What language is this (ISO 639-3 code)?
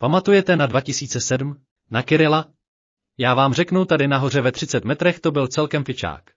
ces